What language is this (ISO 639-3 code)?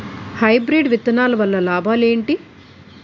tel